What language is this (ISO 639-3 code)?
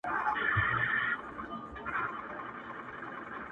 pus